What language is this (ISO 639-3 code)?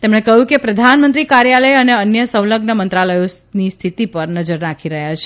guj